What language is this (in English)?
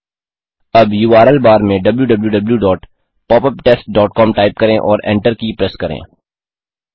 Hindi